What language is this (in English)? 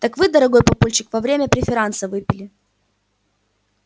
Russian